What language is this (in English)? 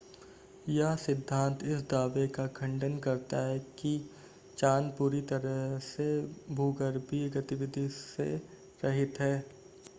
Hindi